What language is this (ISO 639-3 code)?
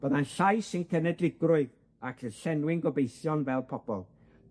cym